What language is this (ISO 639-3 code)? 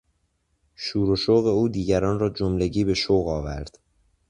fas